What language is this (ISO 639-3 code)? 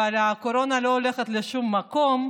heb